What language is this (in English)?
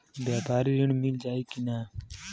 Bhojpuri